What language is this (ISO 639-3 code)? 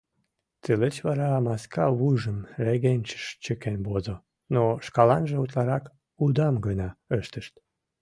chm